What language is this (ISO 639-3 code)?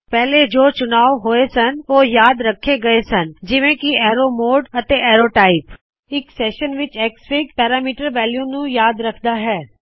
pan